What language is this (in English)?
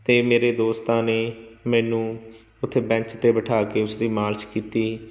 Punjabi